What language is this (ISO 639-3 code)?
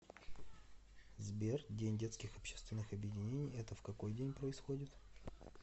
rus